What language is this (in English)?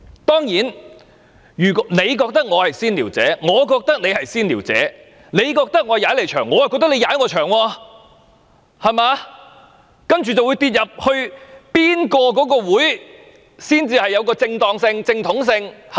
Cantonese